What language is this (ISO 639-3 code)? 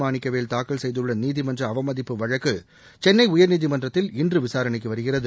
tam